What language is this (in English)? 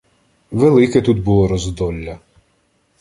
Ukrainian